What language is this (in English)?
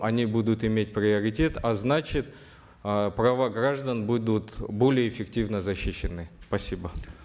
Kazakh